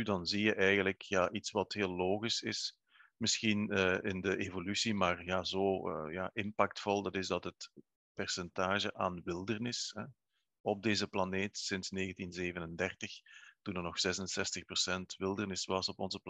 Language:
Dutch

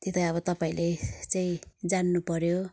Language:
Nepali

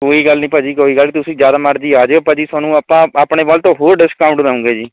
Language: Punjabi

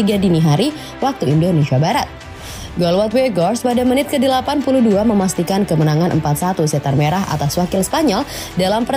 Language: Indonesian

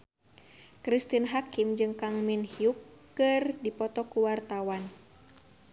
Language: Sundanese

